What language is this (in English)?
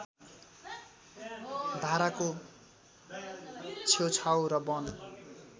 Nepali